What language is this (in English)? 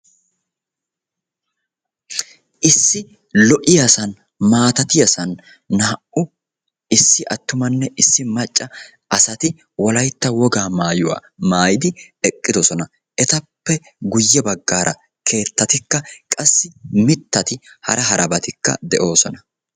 Wolaytta